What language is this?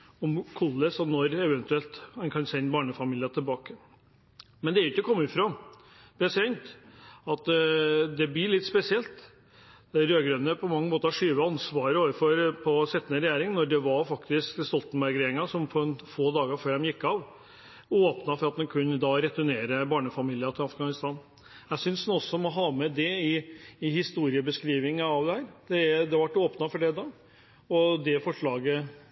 Norwegian Bokmål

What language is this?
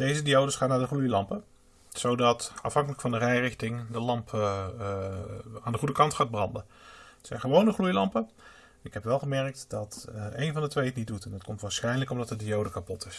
Dutch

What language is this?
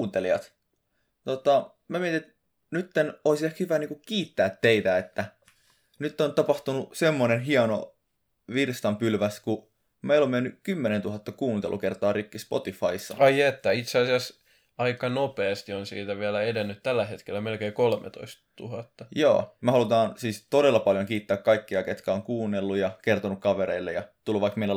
Finnish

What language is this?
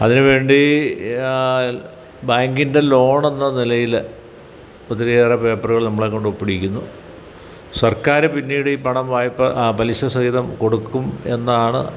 Malayalam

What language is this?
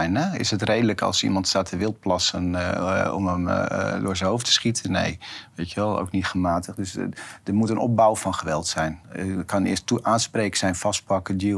Dutch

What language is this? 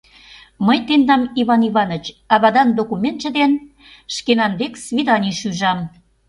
Mari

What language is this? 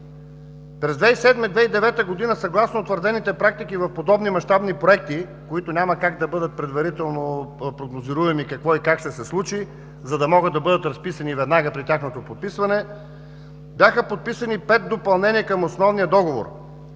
Bulgarian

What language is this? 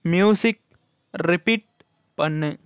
Tamil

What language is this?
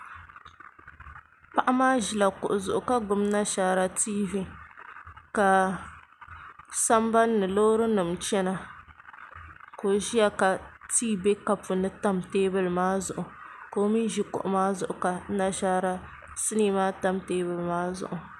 Dagbani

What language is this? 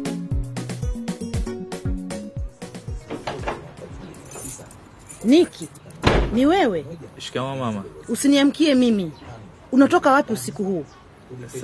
Swahili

